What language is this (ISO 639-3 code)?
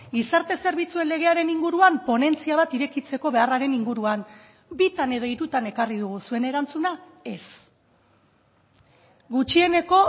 eus